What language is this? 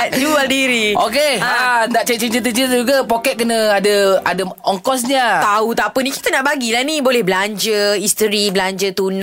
Malay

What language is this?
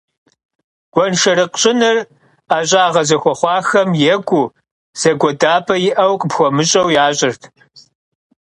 Kabardian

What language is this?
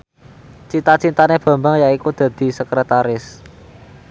Javanese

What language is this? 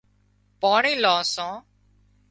Wadiyara Koli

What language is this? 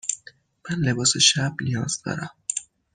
Persian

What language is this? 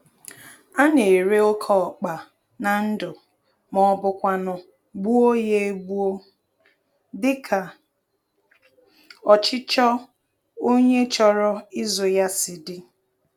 Igbo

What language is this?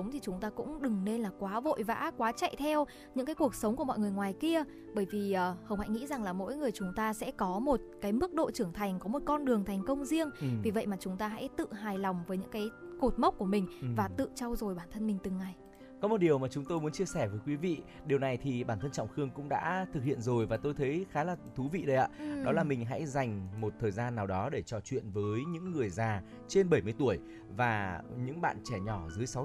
Vietnamese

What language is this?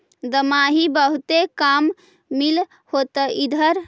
Magahi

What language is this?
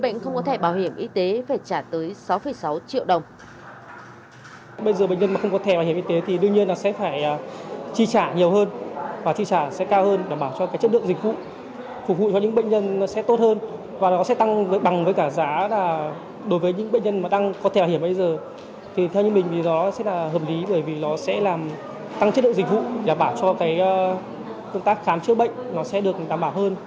Vietnamese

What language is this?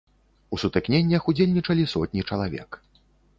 Belarusian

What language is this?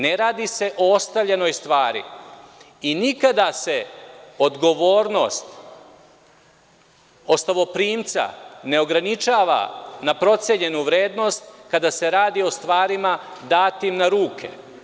Serbian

